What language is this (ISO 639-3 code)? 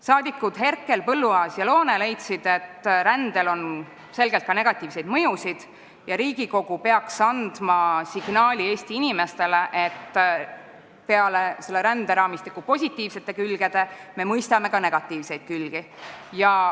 est